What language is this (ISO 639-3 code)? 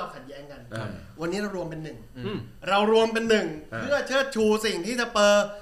tha